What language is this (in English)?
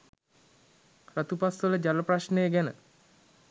Sinhala